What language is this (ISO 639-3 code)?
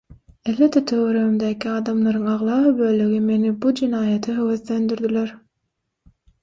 tuk